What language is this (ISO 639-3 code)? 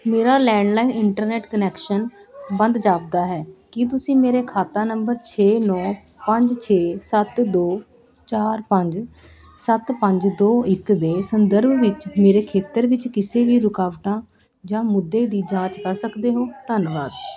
pan